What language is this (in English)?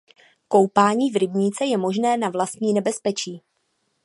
Czech